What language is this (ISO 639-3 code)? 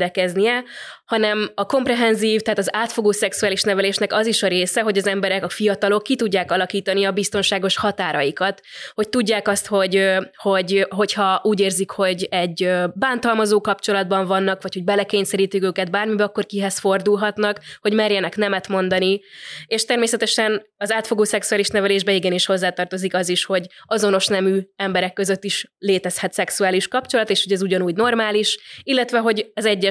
hun